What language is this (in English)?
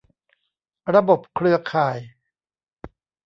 Thai